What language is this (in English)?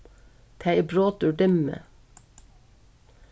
Faroese